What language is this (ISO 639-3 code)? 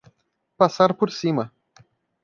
por